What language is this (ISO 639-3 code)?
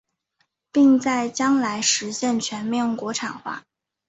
zho